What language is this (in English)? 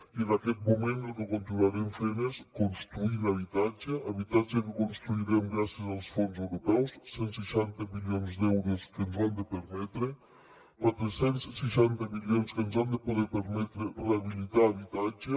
Catalan